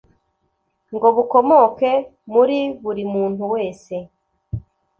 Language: Kinyarwanda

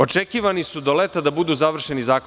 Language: Serbian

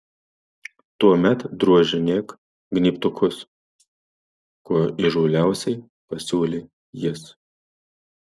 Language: Lithuanian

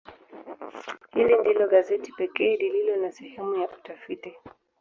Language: Swahili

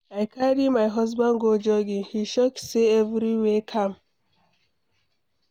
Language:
Nigerian Pidgin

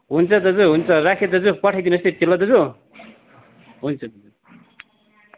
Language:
Nepali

